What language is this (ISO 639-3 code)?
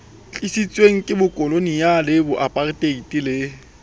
sot